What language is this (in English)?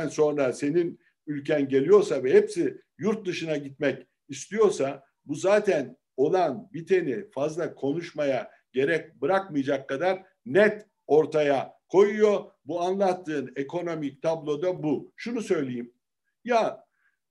Turkish